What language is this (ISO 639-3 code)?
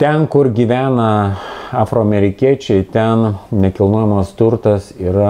lit